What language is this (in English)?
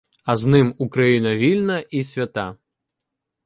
Ukrainian